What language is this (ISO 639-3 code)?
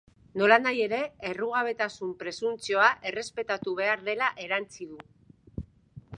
eus